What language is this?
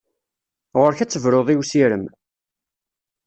Kabyle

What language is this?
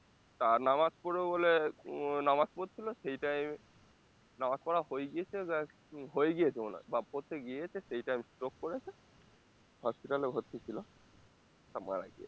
Bangla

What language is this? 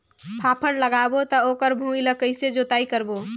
Chhattisgarhi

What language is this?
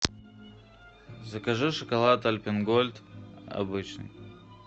Russian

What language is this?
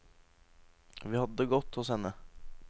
Norwegian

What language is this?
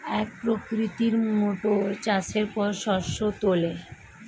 Bangla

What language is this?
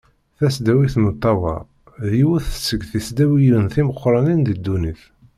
Kabyle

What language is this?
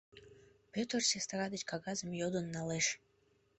Mari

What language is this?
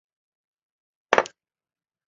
Chinese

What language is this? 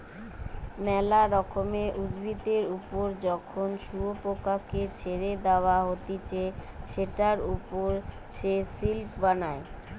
Bangla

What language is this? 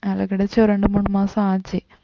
Tamil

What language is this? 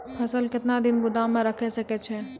Maithili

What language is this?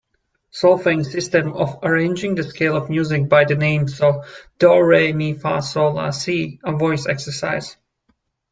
English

